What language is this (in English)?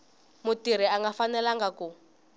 Tsonga